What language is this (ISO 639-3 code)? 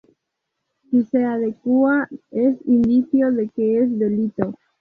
spa